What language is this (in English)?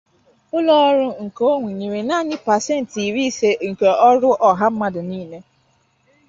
Igbo